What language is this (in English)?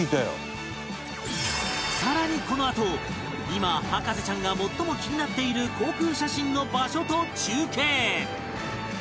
Japanese